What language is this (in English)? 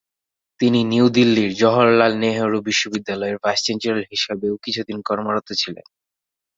Bangla